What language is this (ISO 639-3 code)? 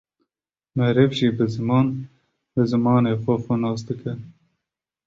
kur